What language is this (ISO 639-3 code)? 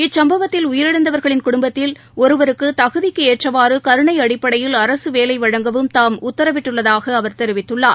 tam